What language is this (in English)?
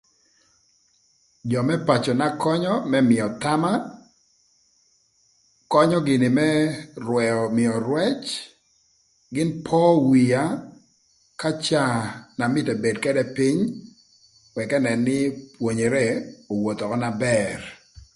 Thur